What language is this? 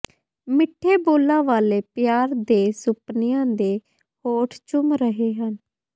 Punjabi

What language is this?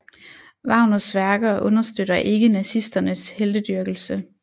Danish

